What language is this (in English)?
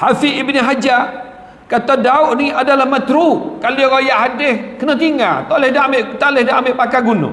Malay